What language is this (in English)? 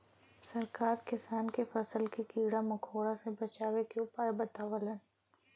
Bhojpuri